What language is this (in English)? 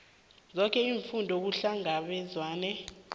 South Ndebele